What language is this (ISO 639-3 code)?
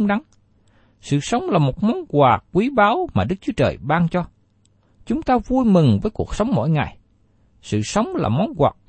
vie